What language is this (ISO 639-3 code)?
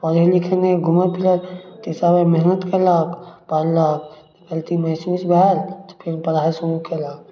mai